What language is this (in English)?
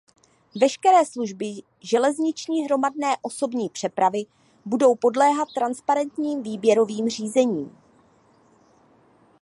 Czech